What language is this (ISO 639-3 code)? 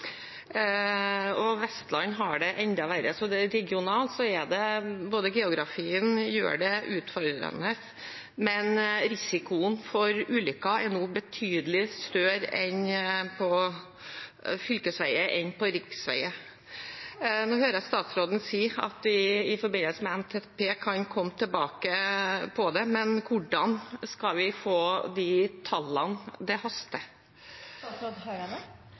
nob